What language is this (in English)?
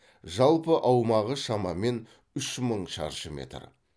Kazakh